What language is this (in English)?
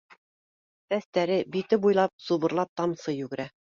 Bashkir